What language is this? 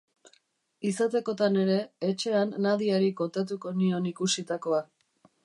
Basque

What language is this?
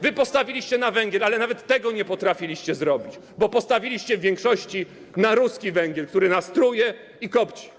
Polish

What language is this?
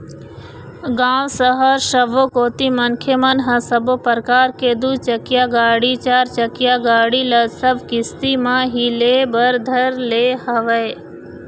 Chhattisgarhi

